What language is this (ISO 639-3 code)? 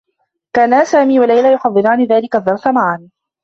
ara